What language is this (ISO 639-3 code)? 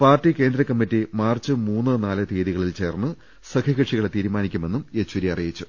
mal